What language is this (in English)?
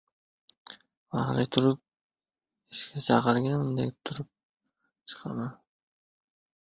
Uzbek